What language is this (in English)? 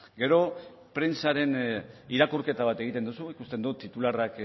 Basque